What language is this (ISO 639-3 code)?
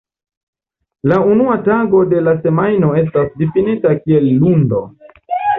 epo